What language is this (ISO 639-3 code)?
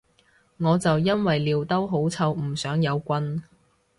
yue